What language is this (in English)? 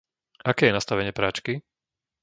Slovak